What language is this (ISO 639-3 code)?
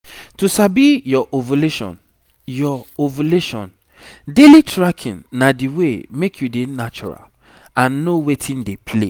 pcm